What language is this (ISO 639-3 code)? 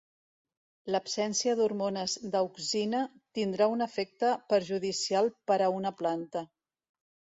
cat